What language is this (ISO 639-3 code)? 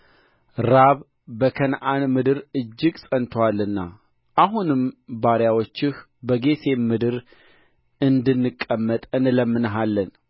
amh